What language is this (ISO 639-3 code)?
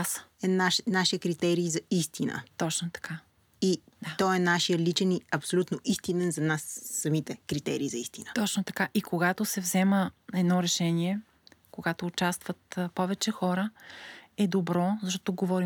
bul